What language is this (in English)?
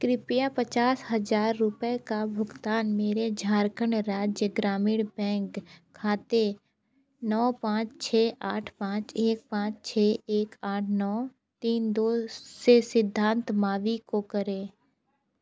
Hindi